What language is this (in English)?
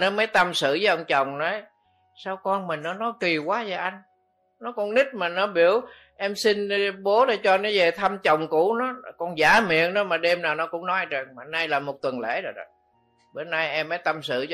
Vietnamese